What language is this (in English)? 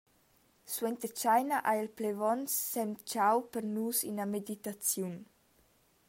Romansh